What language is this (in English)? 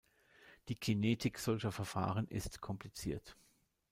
German